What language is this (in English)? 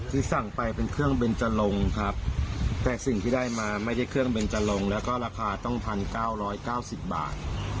Thai